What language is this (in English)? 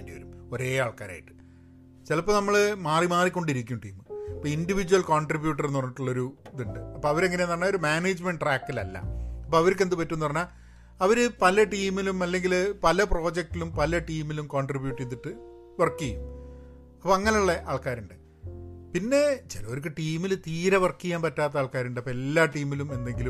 Malayalam